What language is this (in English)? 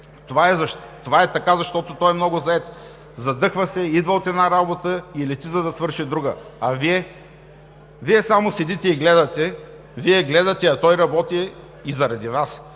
Bulgarian